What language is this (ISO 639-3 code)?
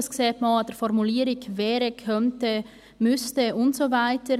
gsw